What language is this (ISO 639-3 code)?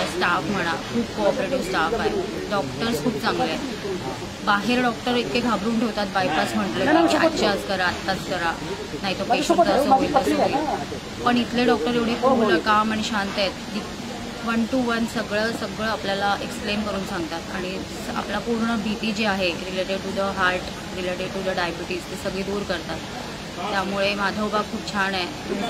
ron